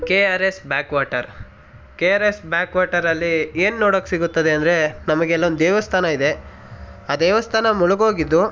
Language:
Kannada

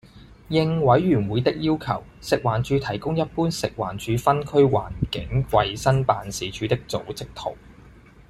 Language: Cantonese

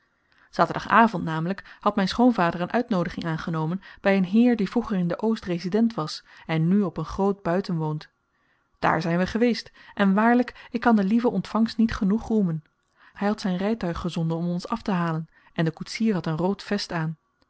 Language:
Dutch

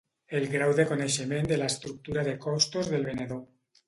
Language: Catalan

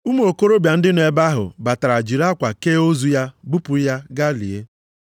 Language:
Igbo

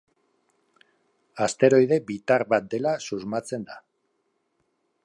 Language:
Basque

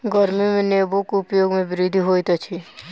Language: Maithili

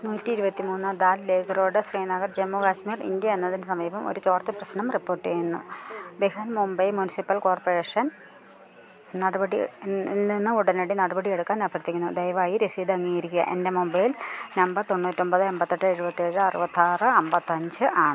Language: Malayalam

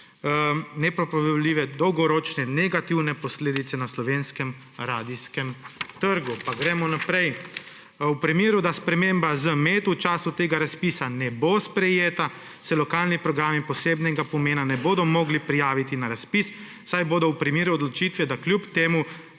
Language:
Slovenian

